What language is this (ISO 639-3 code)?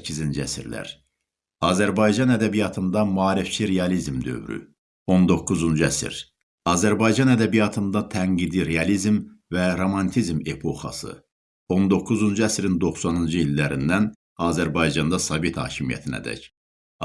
tur